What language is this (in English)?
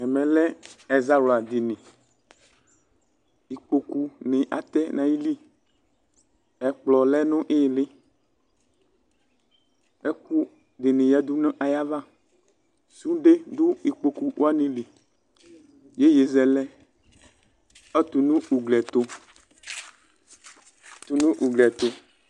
Ikposo